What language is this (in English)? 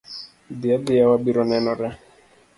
Luo (Kenya and Tanzania)